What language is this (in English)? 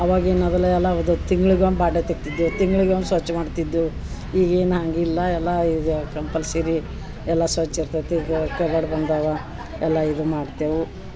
Kannada